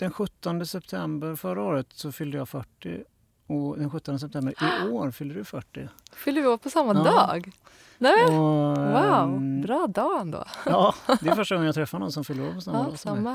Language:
Swedish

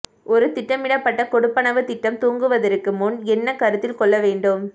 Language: Tamil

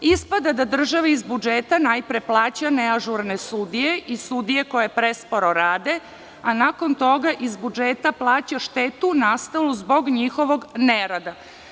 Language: Serbian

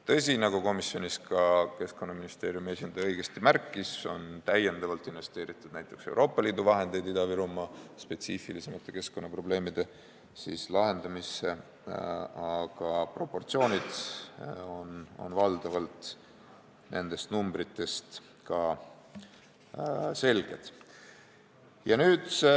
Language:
Estonian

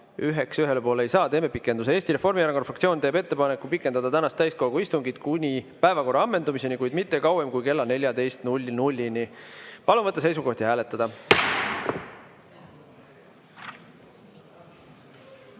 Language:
Estonian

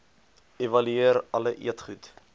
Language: Afrikaans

